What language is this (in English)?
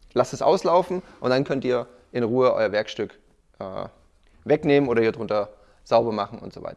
German